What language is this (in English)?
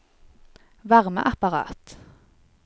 Norwegian